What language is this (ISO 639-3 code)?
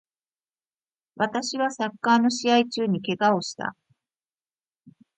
jpn